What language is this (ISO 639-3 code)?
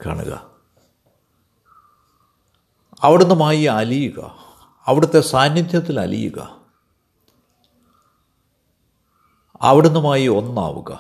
mal